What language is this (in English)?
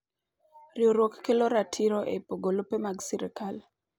Luo (Kenya and Tanzania)